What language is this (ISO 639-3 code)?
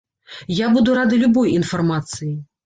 bel